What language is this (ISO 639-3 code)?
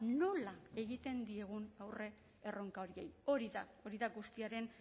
eus